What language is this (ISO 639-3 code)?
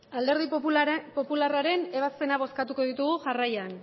eus